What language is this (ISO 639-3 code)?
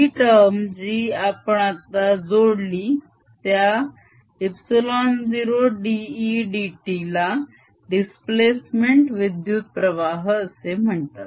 mar